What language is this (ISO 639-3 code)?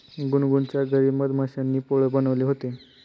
mar